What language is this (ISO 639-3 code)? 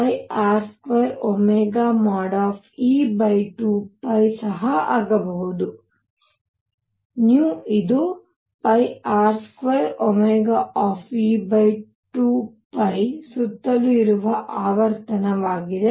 kan